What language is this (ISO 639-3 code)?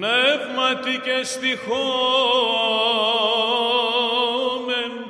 ell